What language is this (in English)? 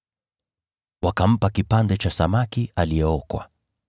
Swahili